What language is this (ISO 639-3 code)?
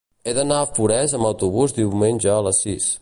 cat